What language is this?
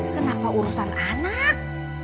Indonesian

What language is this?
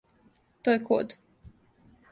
Serbian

